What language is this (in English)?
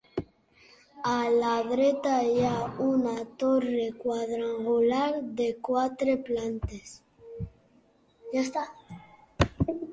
Catalan